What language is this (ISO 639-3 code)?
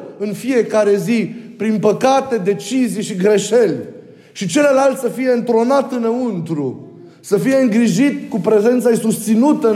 ron